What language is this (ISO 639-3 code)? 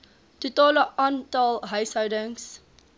afr